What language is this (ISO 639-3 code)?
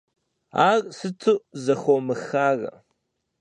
kbd